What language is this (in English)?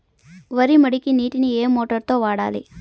Telugu